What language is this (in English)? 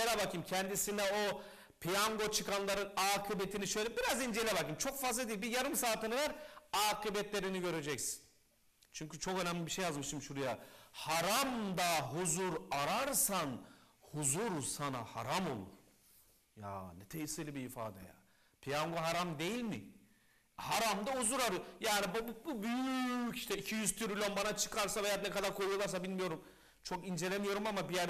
Turkish